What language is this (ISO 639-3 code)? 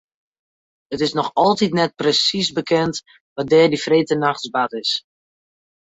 fry